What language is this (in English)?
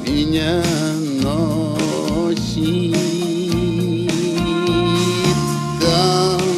Arabic